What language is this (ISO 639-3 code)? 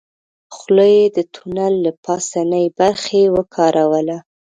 pus